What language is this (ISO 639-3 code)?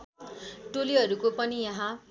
nep